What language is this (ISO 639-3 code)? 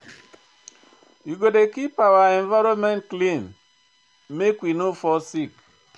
pcm